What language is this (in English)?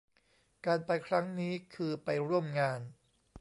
Thai